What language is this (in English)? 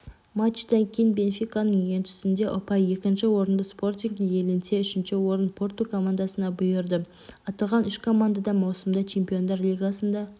Kazakh